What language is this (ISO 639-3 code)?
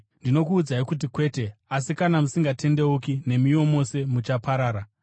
sna